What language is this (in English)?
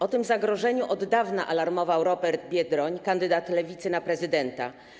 Polish